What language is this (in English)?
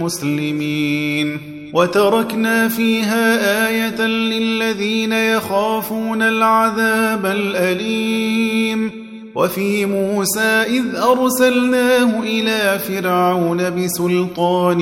Arabic